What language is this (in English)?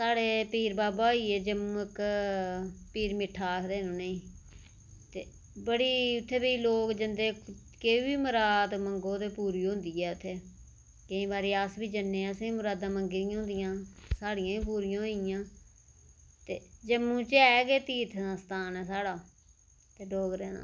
Dogri